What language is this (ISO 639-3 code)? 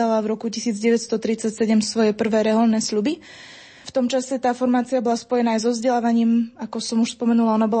slk